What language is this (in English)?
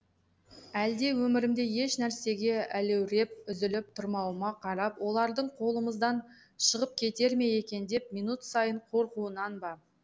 Kazakh